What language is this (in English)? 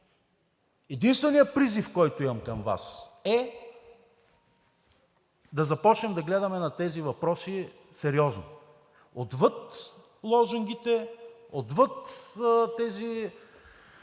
Bulgarian